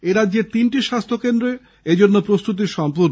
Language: Bangla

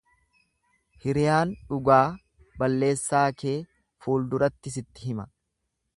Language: Oromo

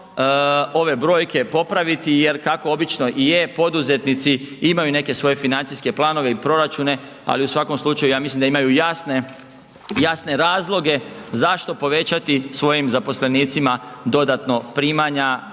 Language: Croatian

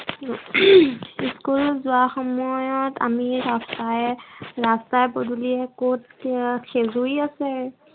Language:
Assamese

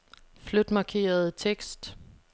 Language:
Danish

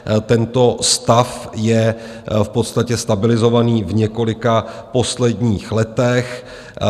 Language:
Czech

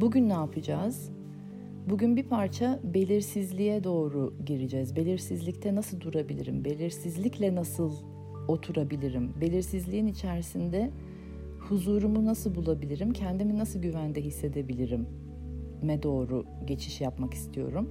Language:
Turkish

